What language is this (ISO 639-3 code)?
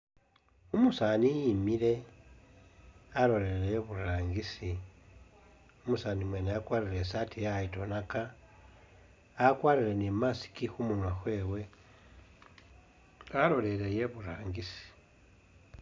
myx